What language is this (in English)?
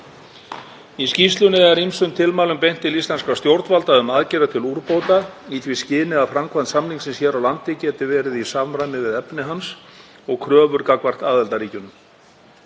Icelandic